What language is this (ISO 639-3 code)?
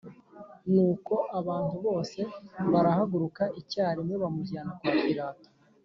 kin